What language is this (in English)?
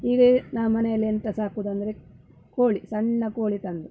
Kannada